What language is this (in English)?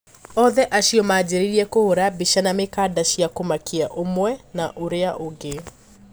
Kikuyu